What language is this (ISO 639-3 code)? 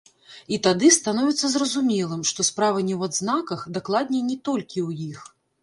bel